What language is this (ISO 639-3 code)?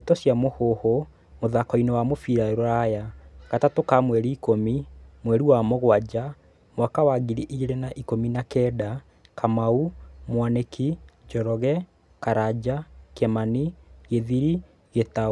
kik